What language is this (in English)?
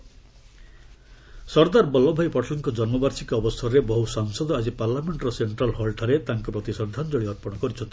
Odia